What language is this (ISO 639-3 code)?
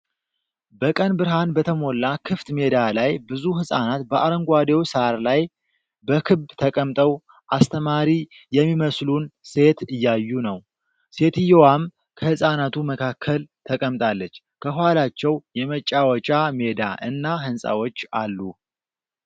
amh